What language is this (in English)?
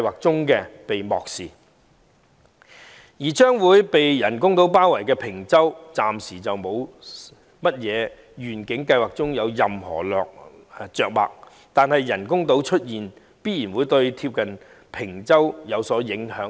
Cantonese